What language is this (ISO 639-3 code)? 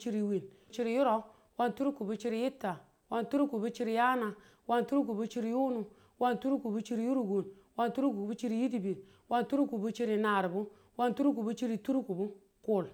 tul